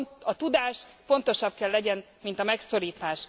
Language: Hungarian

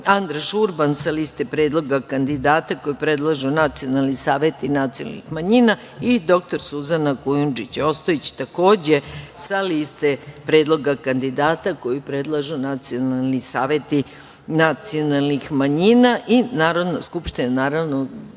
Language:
Serbian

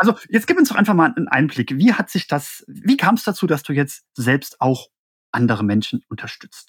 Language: German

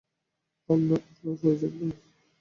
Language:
Bangla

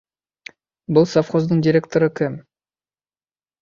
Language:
Bashkir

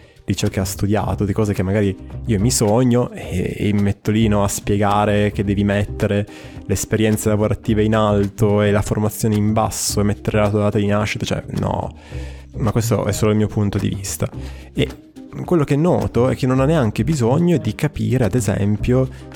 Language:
Italian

